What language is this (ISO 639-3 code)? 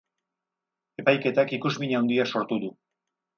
eus